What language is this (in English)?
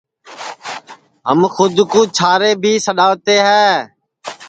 Sansi